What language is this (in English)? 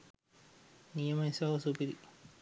Sinhala